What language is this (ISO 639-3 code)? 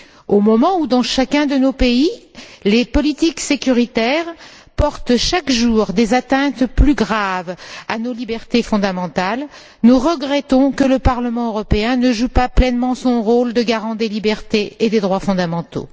fra